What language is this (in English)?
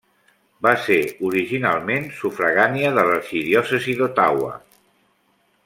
Catalan